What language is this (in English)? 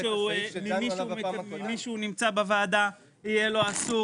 Hebrew